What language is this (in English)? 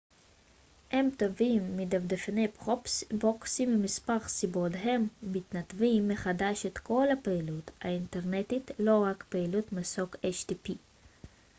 Hebrew